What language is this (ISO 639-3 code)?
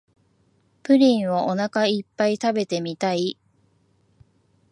jpn